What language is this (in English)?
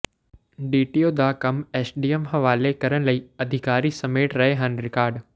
Punjabi